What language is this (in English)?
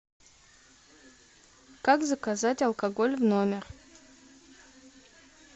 Russian